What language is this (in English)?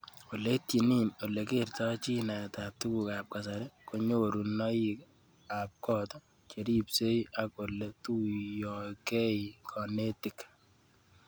Kalenjin